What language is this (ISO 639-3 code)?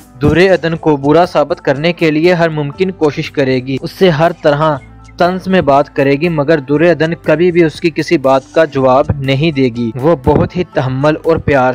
hin